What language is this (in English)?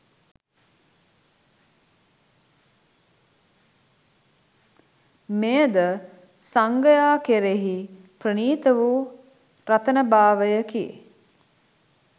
Sinhala